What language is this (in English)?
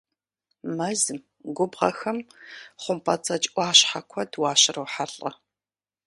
Kabardian